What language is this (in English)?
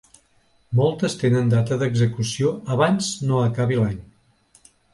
Catalan